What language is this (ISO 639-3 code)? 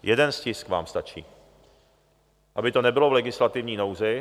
ces